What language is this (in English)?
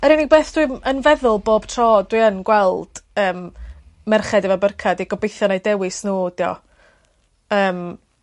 Welsh